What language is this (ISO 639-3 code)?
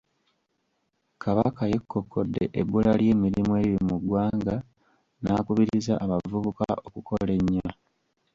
lug